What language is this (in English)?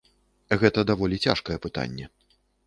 Belarusian